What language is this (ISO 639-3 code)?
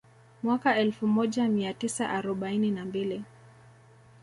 swa